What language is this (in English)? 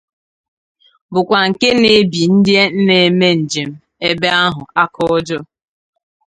Igbo